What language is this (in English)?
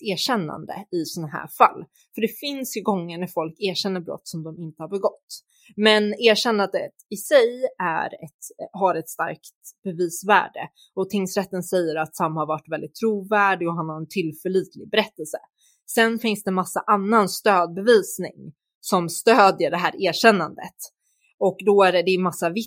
Swedish